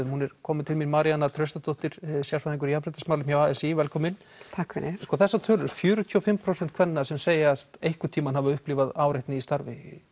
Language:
Icelandic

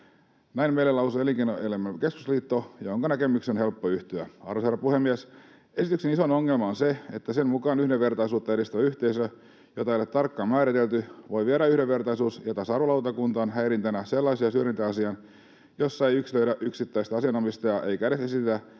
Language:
Finnish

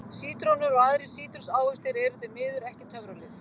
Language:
Icelandic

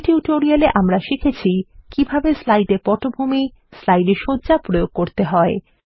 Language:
Bangla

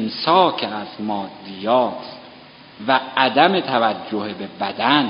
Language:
Persian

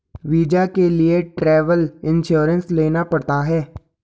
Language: Hindi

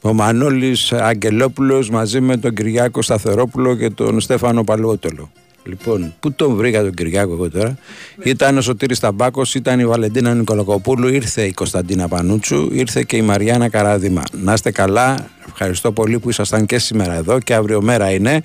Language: Greek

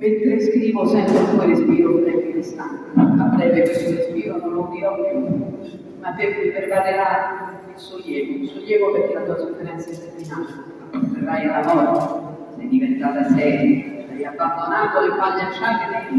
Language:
Italian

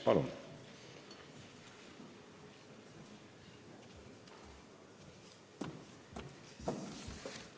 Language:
Estonian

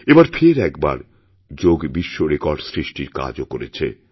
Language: Bangla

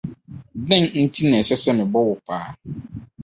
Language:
Akan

